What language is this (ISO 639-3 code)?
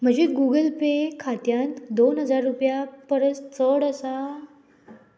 kok